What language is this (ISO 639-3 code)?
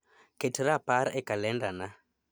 luo